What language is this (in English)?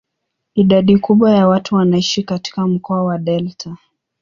Swahili